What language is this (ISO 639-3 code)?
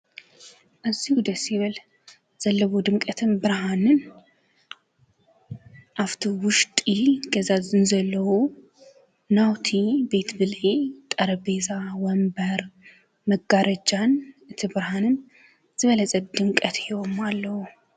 tir